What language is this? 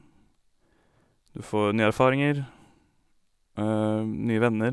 Norwegian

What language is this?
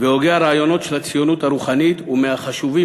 Hebrew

